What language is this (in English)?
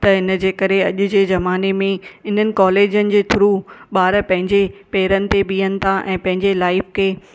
Sindhi